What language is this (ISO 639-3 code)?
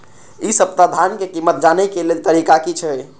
mai